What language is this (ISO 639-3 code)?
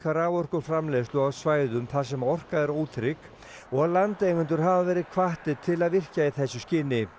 isl